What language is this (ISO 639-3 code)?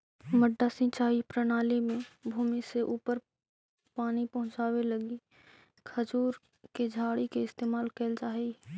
mag